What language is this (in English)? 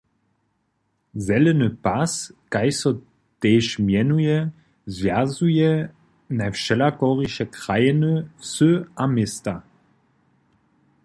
Upper Sorbian